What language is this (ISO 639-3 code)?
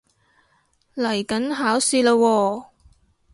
yue